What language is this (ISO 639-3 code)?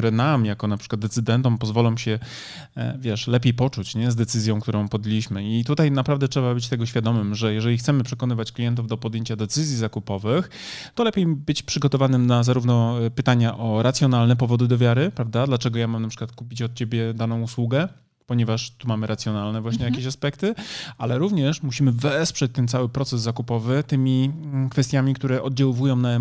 pol